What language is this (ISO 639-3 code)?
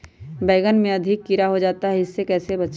mag